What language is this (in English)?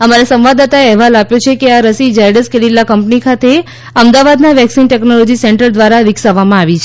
Gujarati